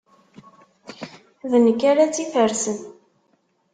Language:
Kabyle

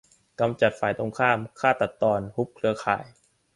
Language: Thai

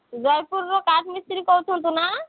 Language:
Odia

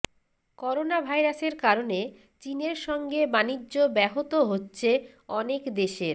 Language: Bangla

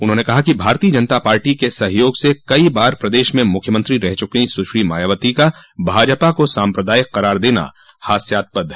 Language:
Hindi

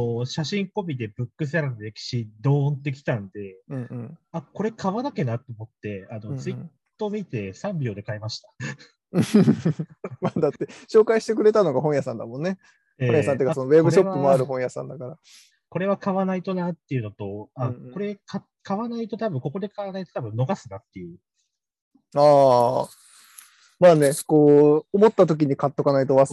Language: Japanese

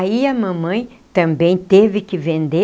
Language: Portuguese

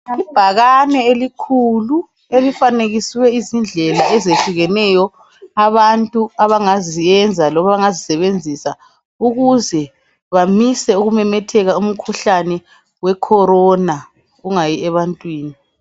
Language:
North Ndebele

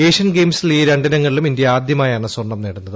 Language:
Malayalam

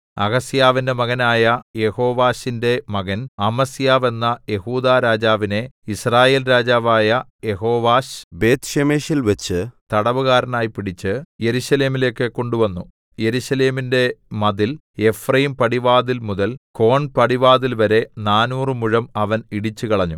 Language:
Malayalam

